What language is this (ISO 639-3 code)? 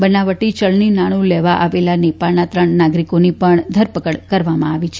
guj